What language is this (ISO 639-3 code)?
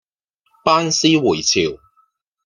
yue